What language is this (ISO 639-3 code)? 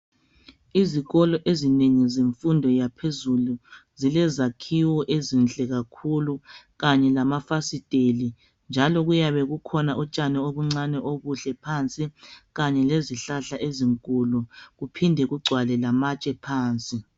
nde